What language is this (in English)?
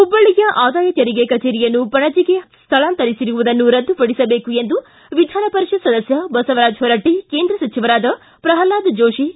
Kannada